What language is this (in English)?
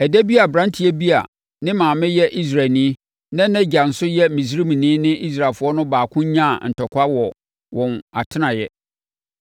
Akan